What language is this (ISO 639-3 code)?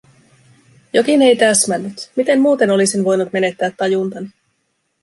fin